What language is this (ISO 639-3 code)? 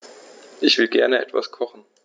deu